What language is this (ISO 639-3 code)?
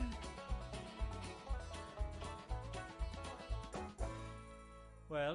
cym